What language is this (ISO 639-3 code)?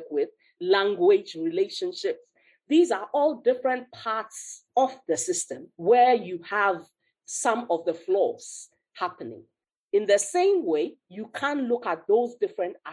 eng